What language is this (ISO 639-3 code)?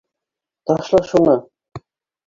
bak